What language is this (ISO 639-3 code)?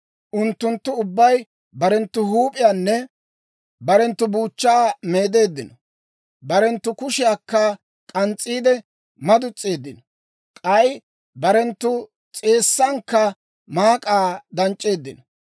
dwr